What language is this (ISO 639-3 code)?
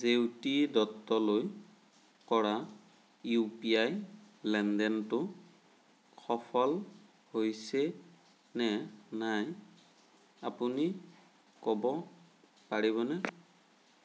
asm